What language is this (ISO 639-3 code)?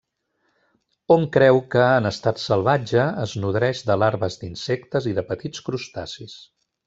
cat